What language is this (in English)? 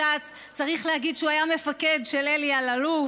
Hebrew